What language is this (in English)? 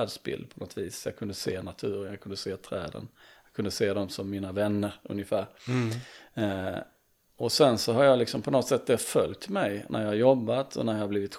Swedish